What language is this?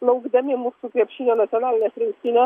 Lithuanian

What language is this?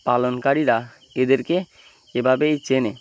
Bangla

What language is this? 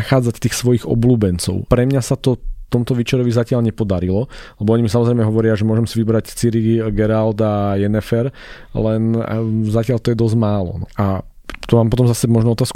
Slovak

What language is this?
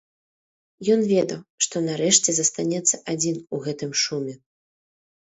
Belarusian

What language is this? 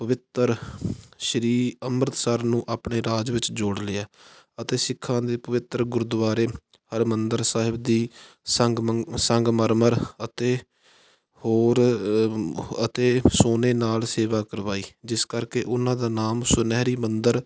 Punjabi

